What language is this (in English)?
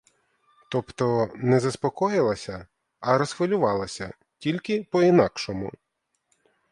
Ukrainian